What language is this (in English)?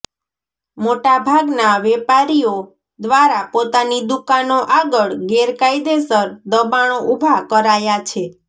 Gujarati